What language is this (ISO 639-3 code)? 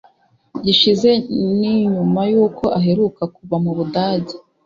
kin